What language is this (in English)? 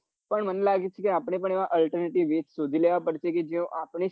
Gujarati